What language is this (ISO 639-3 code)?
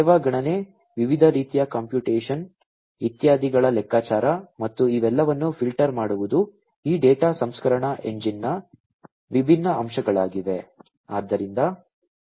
kan